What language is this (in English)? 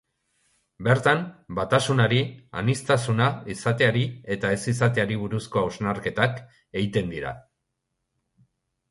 Basque